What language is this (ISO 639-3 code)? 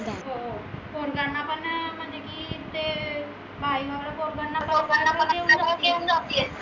mar